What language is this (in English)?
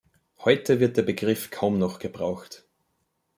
German